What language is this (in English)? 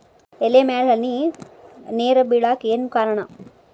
Kannada